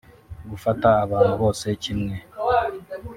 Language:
Kinyarwanda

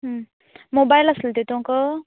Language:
Konkani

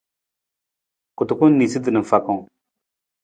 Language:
Nawdm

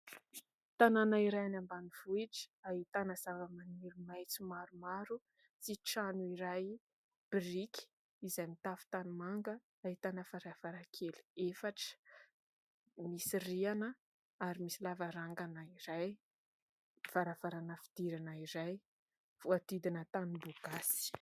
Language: Malagasy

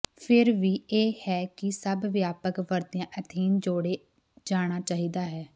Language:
Punjabi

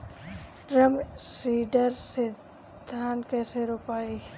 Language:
Bhojpuri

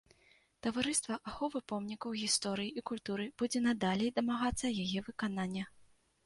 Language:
Belarusian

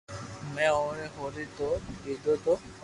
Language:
Loarki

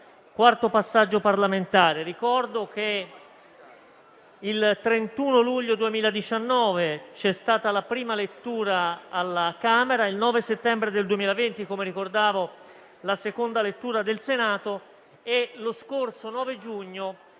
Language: Italian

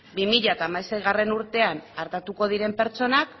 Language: Basque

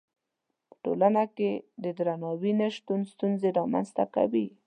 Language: Pashto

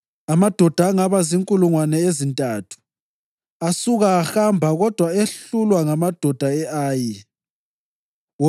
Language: North Ndebele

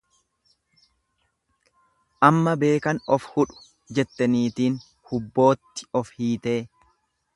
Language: Oromo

